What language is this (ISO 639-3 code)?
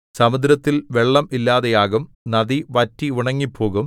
mal